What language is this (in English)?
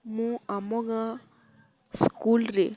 Odia